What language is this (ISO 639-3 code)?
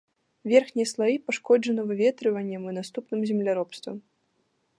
bel